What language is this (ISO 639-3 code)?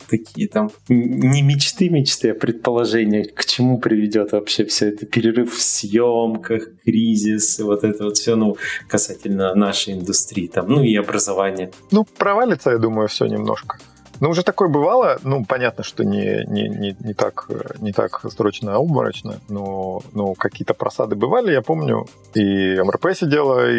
rus